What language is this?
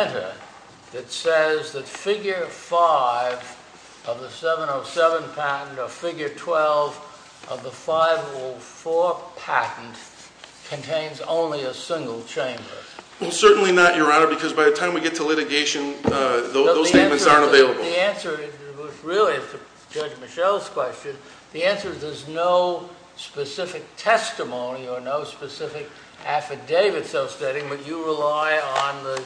English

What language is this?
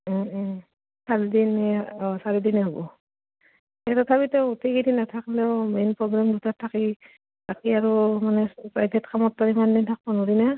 Assamese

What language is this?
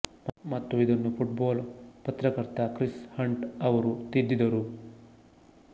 Kannada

